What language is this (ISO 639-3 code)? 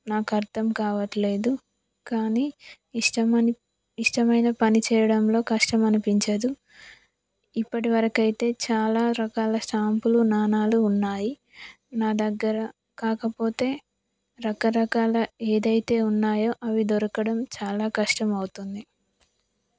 tel